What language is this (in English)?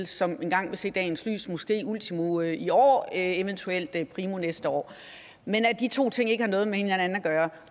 Danish